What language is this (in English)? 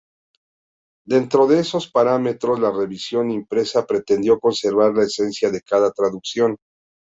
Spanish